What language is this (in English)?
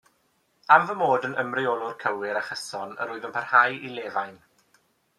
Welsh